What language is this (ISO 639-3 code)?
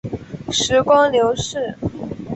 zho